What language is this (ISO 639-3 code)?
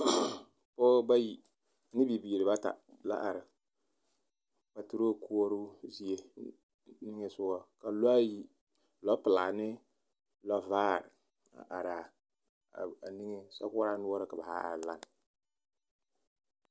dga